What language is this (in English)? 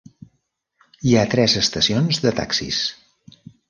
Catalan